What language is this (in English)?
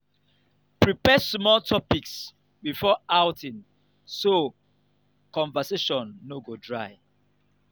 Nigerian Pidgin